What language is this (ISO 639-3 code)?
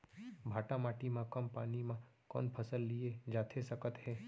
hne